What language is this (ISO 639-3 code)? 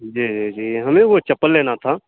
urd